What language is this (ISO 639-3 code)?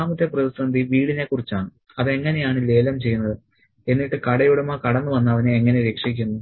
mal